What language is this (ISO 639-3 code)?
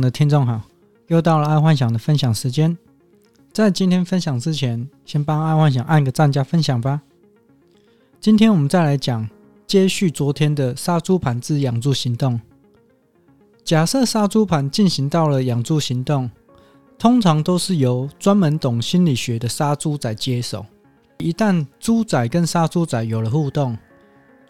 zho